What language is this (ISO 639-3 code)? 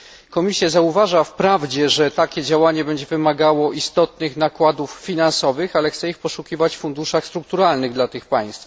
pol